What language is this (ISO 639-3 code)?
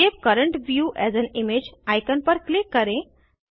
hin